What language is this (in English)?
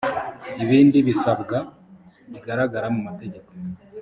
Kinyarwanda